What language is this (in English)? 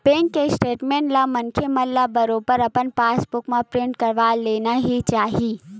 Chhattisgarhi